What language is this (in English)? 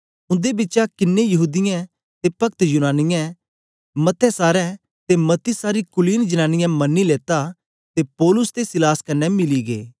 Dogri